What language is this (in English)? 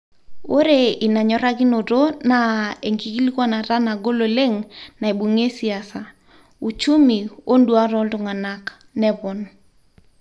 Masai